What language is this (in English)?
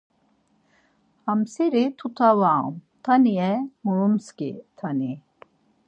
Laz